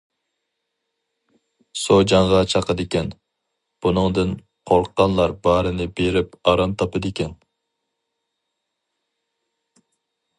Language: Uyghur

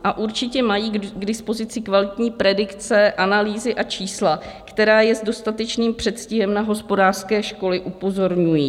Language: Czech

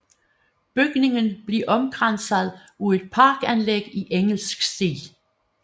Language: Danish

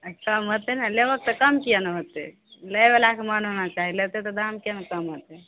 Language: Maithili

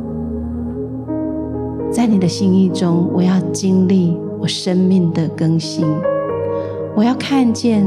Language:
Chinese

